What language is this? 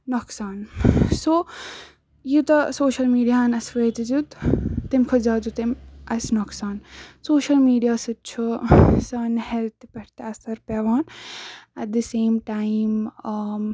Kashmiri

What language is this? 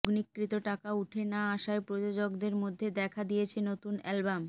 Bangla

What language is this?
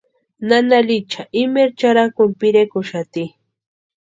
Western Highland Purepecha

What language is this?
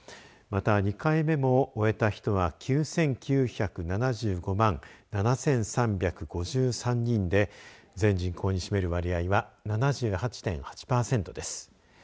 Japanese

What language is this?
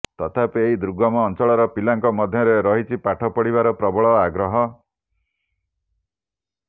Odia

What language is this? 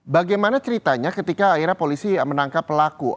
Indonesian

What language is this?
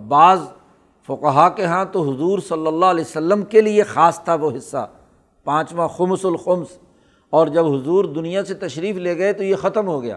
Urdu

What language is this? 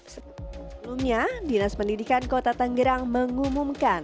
Indonesian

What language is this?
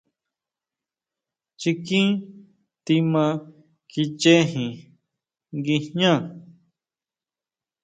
Huautla Mazatec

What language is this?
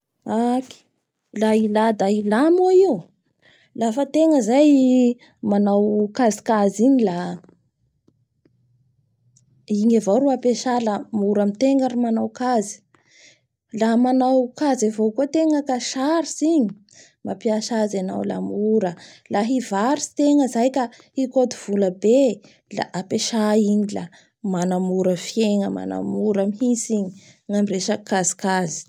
Bara Malagasy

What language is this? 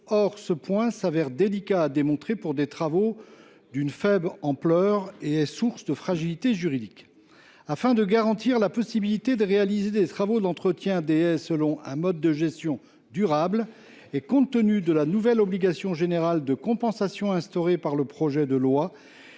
French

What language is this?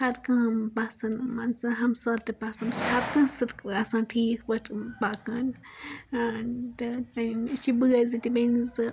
Kashmiri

